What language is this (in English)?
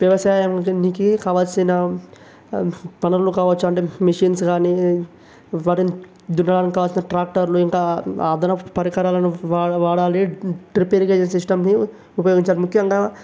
Telugu